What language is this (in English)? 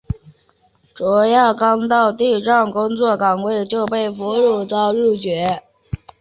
Chinese